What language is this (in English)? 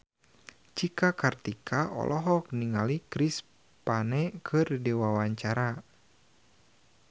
Sundanese